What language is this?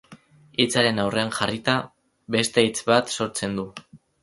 Basque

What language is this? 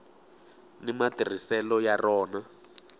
Tsonga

